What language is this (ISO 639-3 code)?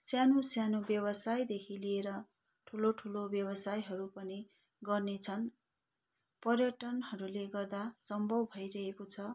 nep